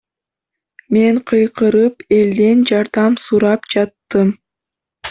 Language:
Kyrgyz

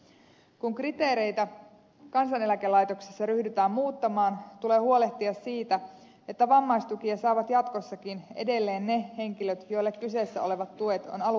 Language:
Finnish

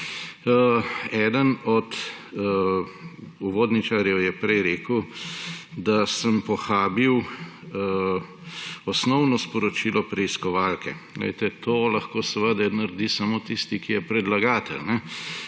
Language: Slovenian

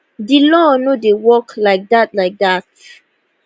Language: Nigerian Pidgin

